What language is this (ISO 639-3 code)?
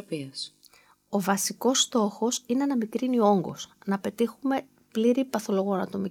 ell